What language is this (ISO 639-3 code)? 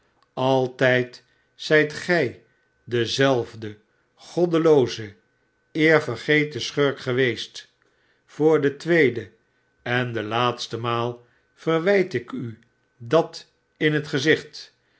nld